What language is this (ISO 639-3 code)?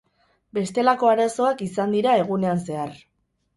eus